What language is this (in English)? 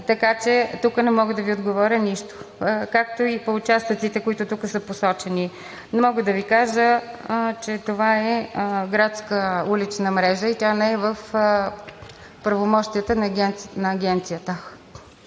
Bulgarian